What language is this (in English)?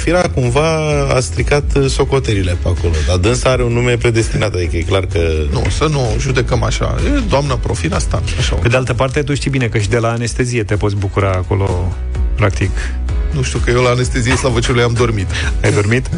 Romanian